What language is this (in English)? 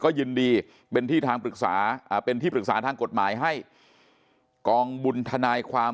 Thai